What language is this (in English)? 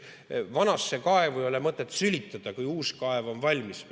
Estonian